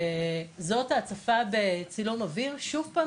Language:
Hebrew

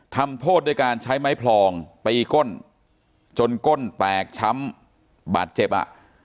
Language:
Thai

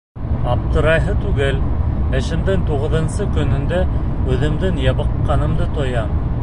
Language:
Bashkir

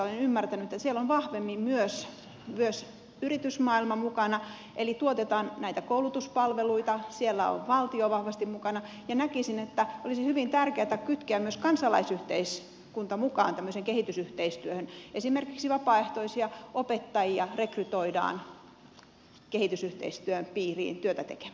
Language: Finnish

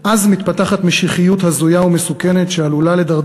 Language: Hebrew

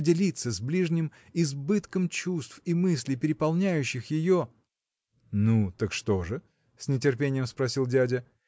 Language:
Russian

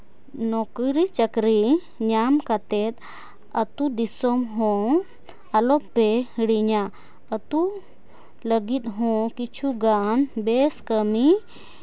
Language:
Santali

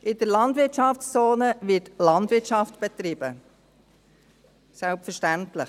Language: Swiss German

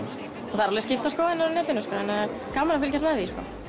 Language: Icelandic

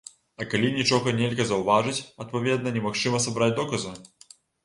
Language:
Belarusian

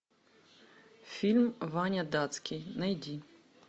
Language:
Russian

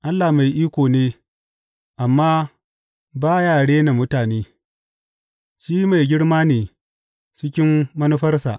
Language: Hausa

